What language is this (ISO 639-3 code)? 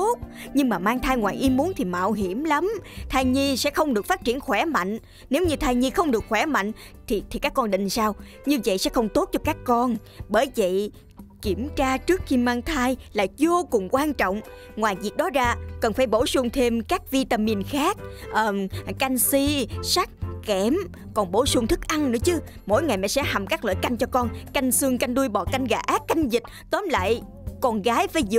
vie